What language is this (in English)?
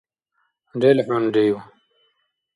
Dargwa